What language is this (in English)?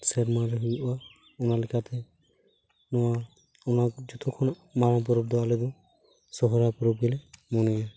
Santali